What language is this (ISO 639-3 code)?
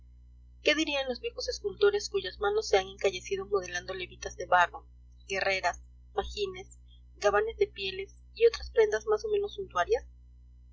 spa